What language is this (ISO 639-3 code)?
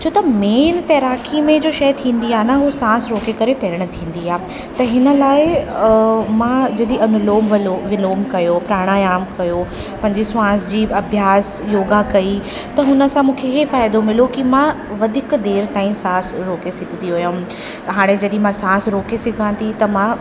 snd